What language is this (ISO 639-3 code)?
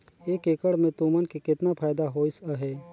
hne